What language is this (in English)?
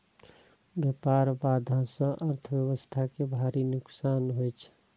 Maithili